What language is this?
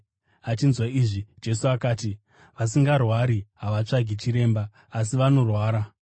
Shona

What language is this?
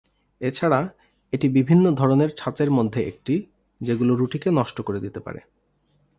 Bangla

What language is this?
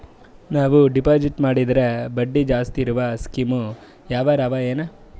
Kannada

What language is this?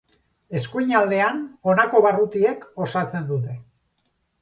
Basque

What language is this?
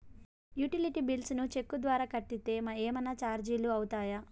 Telugu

